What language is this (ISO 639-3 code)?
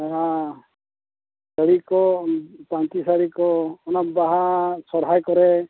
sat